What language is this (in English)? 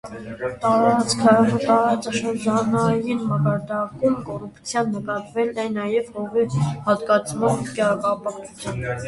Armenian